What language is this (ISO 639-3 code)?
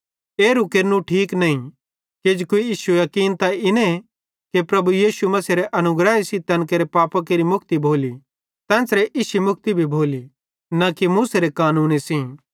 bhd